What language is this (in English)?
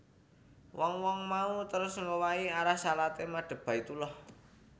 Javanese